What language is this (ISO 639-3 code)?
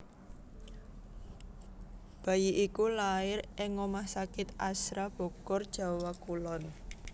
jav